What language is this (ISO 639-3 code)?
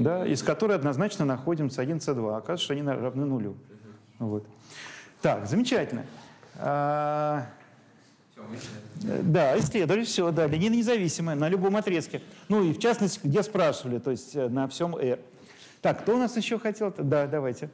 rus